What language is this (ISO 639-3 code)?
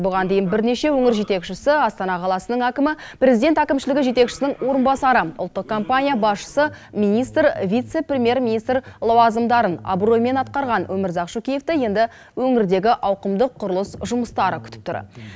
kaz